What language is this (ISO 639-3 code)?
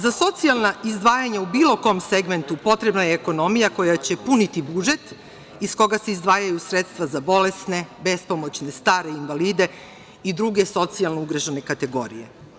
srp